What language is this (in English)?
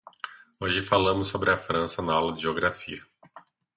Portuguese